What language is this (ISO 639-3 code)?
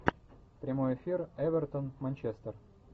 rus